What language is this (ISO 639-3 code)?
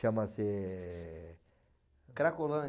por